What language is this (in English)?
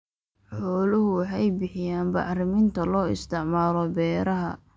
Somali